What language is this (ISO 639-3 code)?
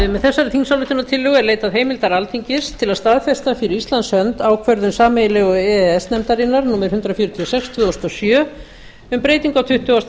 isl